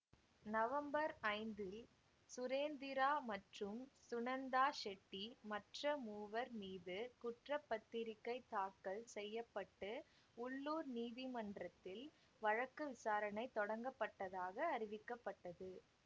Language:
Tamil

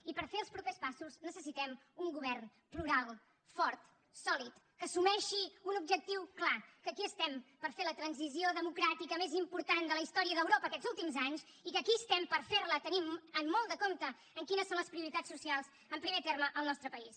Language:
Catalan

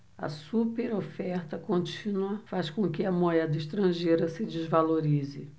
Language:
Portuguese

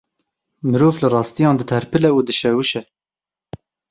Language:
Kurdish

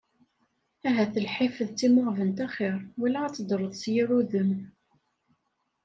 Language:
Kabyle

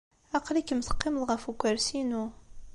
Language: Kabyle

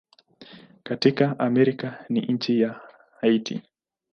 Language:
Swahili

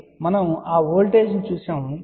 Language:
Telugu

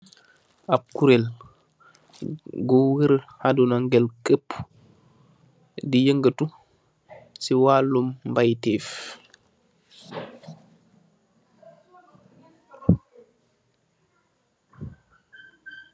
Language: Wolof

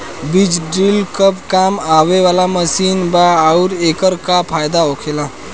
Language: Bhojpuri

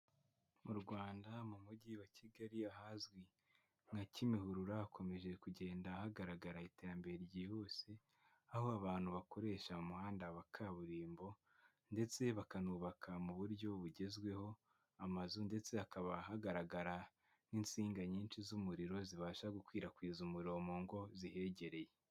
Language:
Kinyarwanda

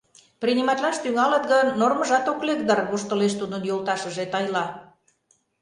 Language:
Mari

